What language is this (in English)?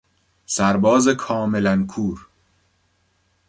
Persian